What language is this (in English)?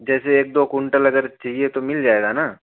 Hindi